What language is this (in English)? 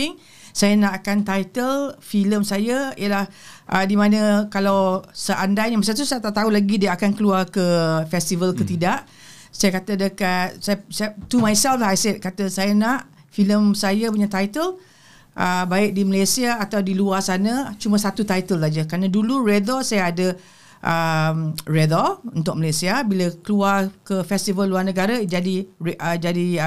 Malay